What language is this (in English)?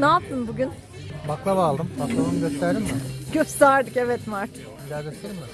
Turkish